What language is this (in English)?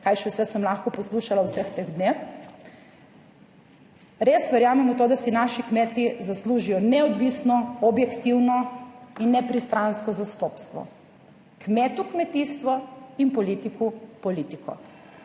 Slovenian